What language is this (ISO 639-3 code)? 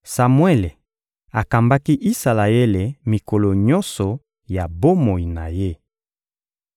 lin